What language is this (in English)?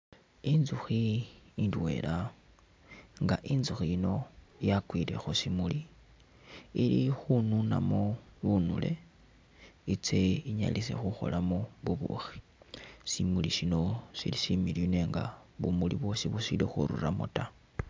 Masaaba